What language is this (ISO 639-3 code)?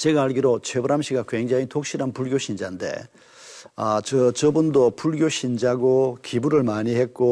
kor